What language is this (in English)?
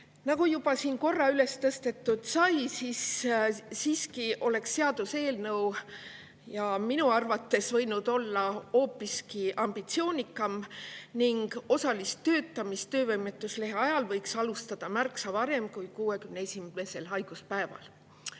Estonian